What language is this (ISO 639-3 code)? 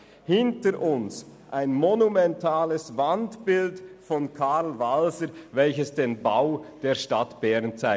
gsw